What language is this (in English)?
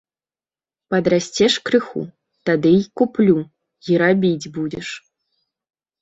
Belarusian